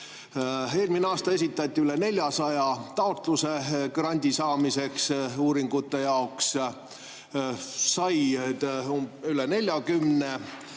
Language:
Estonian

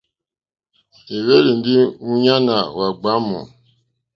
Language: Mokpwe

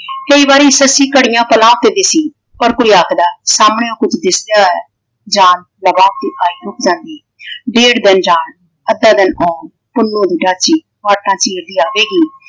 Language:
Punjabi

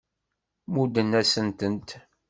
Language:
Kabyle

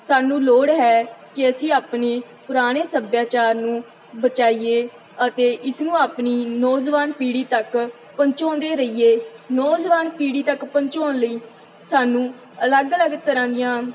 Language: Punjabi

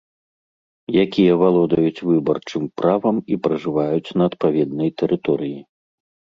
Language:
Belarusian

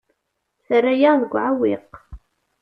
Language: Kabyle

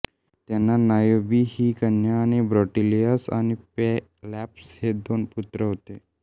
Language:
Marathi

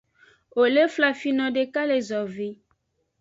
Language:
Aja (Benin)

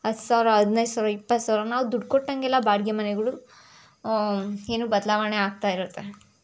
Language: Kannada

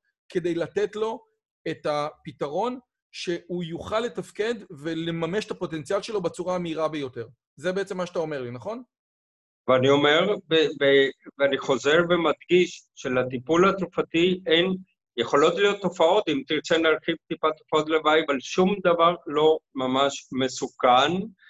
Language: Hebrew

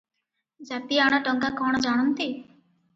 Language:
Odia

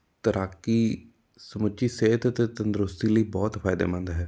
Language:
Punjabi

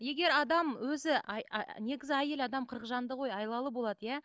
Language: Kazakh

